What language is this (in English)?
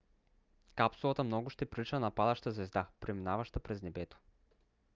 Bulgarian